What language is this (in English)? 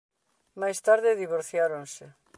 Galician